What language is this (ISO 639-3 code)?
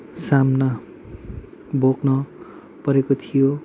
nep